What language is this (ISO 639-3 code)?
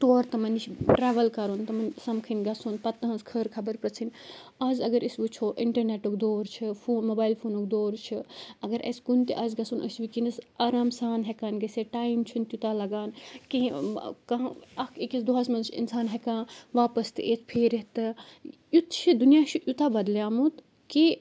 kas